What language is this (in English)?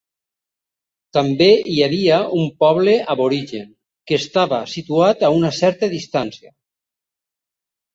Catalan